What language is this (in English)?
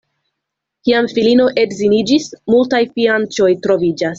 Esperanto